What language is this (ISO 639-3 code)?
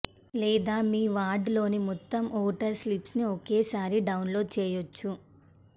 tel